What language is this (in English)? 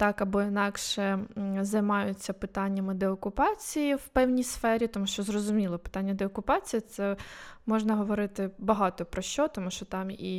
Ukrainian